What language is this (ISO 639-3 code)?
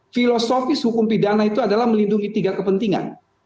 ind